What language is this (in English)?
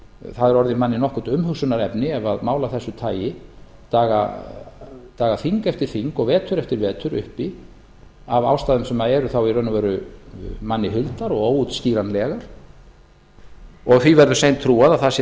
Icelandic